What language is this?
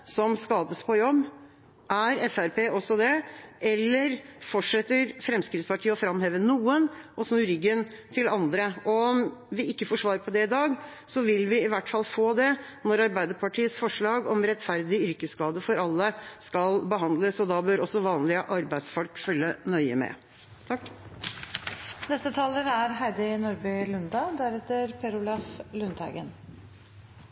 Norwegian Bokmål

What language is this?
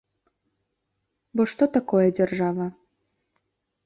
Belarusian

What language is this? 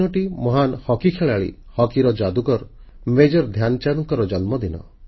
Odia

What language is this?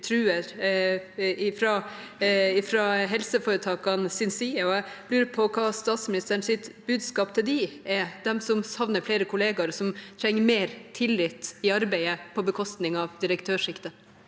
Norwegian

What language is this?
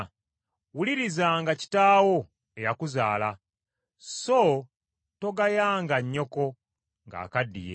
Ganda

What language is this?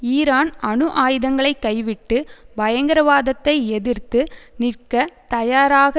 Tamil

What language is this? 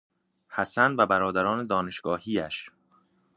Persian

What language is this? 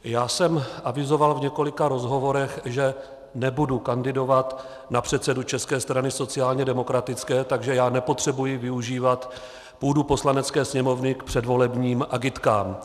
Czech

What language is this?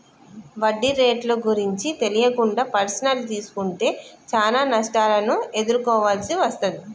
Telugu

